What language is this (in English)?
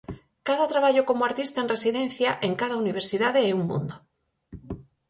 Galician